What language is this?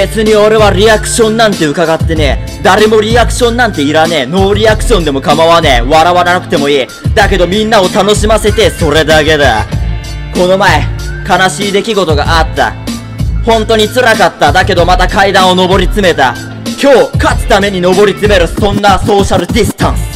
Japanese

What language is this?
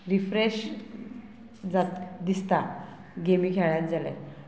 Konkani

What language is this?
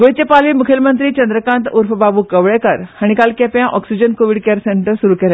Konkani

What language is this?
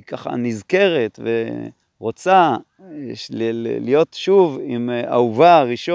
Hebrew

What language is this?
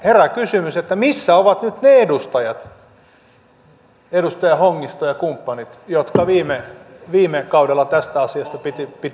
Finnish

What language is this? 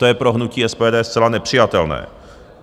Czech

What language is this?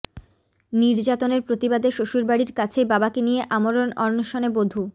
Bangla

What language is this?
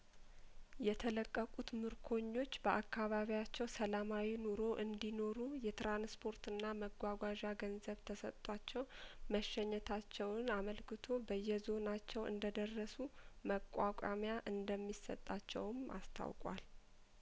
Amharic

